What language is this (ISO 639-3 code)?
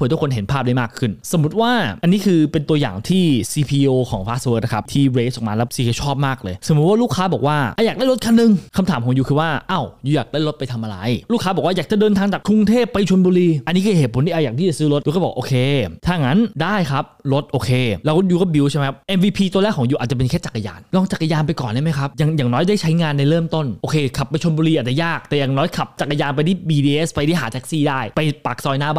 tha